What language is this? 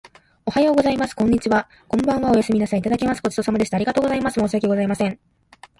Japanese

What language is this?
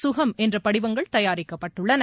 Tamil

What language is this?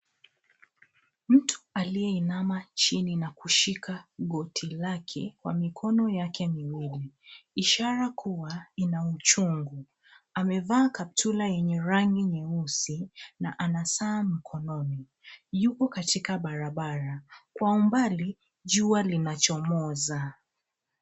Swahili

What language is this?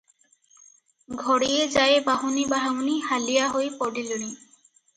Odia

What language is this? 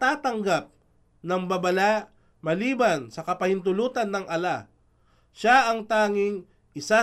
Filipino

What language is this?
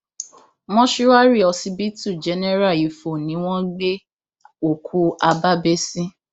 Yoruba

